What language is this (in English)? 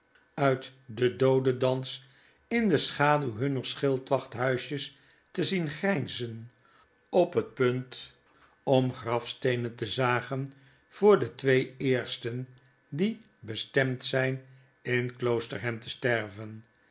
Dutch